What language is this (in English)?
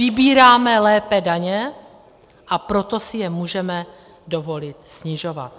Czech